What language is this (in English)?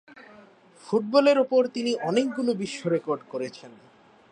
Bangla